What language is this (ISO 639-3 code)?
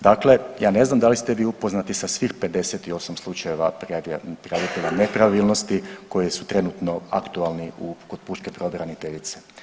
hrv